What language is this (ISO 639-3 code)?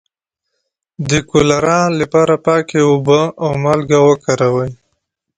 pus